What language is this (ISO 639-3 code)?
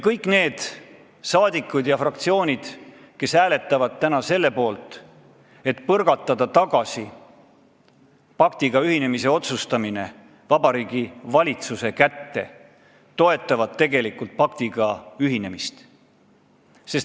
est